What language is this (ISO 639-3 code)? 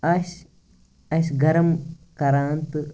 kas